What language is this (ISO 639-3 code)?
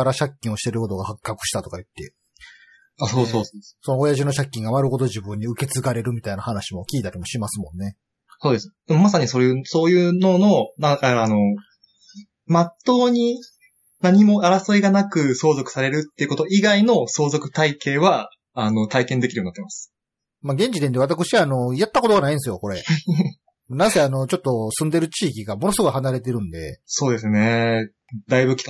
jpn